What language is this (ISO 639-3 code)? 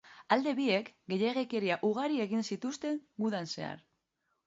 eus